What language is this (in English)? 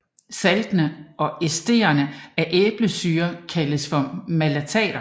Danish